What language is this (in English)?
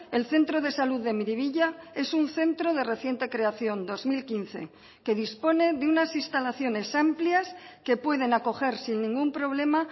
Spanish